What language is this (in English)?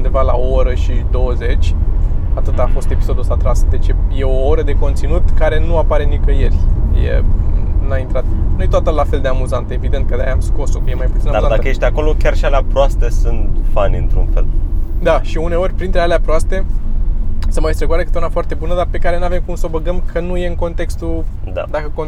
Romanian